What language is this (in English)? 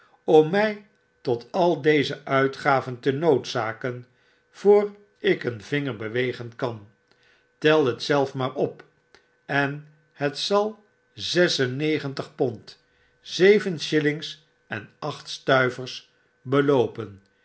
Dutch